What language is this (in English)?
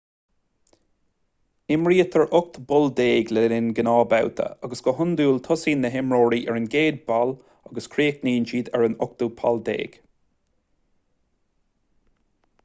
Irish